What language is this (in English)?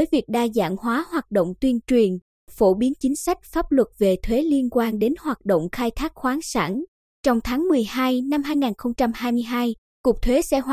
Vietnamese